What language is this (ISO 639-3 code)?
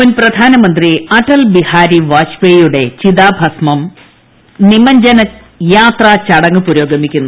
mal